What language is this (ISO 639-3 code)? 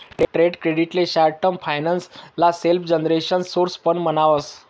mar